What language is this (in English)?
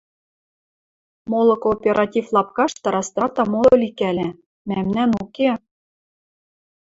Western Mari